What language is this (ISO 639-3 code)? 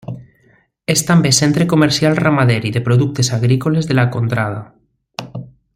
cat